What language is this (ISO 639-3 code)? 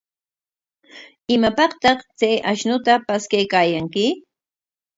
qwa